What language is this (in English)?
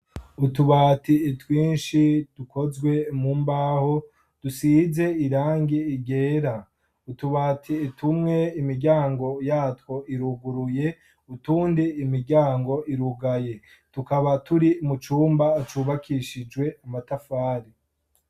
Rundi